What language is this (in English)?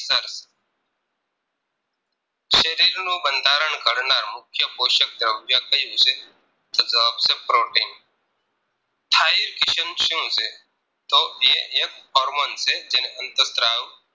Gujarati